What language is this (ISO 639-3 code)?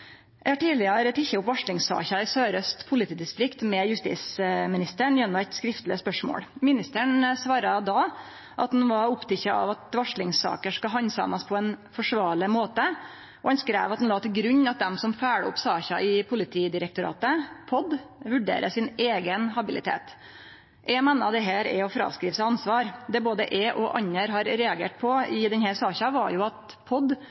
nno